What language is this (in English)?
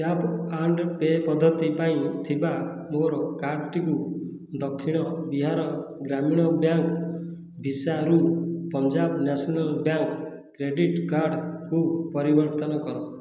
Odia